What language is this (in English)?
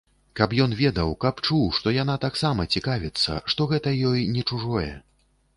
Belarusian